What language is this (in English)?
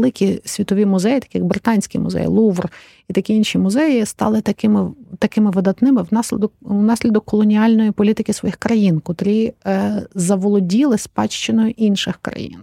Ukrainian